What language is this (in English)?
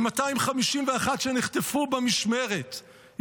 Hebrew